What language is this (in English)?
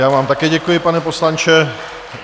Czech